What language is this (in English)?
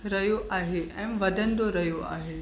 Sindhi